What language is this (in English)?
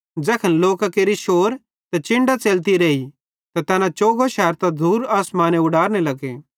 Bhadrawahi